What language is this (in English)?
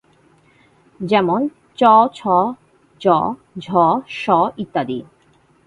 Bangla